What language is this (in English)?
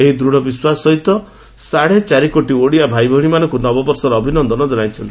Odia